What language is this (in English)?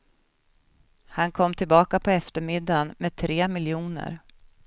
Swedish